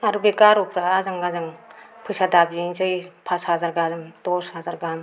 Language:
Bodo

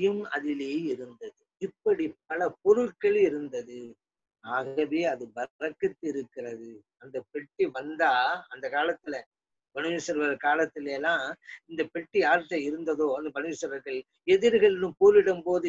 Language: Hindi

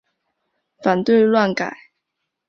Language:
Chinese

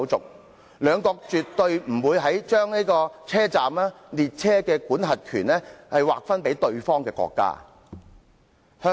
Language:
Cantonese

